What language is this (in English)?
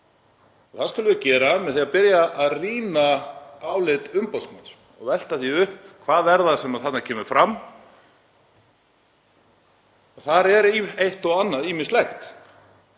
Icelandic